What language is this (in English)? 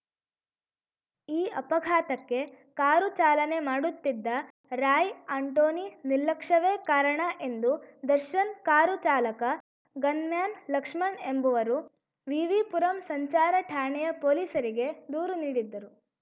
Kannada